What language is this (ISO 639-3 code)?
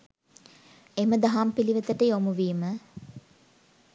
sin